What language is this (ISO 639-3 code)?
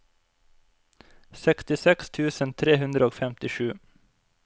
nor